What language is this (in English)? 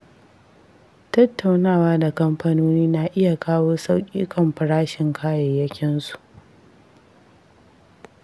Hausa